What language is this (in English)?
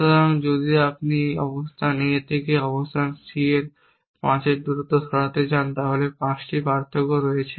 Bangla